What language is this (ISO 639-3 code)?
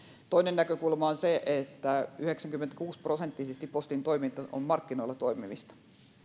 fin